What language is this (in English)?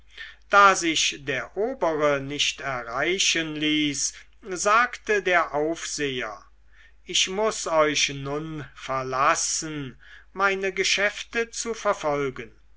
German